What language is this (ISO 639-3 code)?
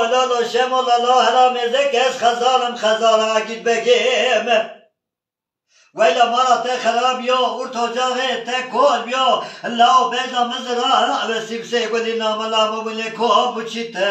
ara